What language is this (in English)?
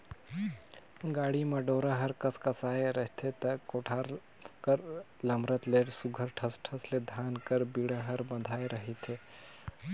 Chhattisgarhi